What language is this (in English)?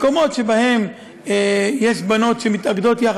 Hebrew